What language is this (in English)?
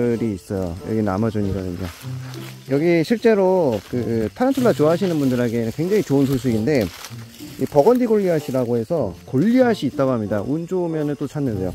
Korean